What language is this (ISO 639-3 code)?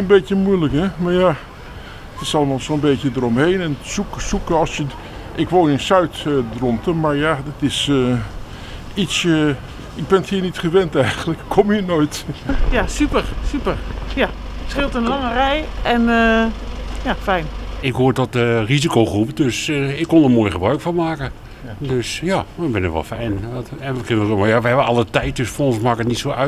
nld